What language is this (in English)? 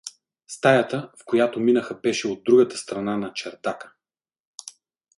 Bulgarian